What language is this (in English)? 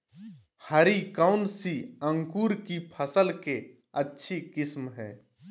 Magahi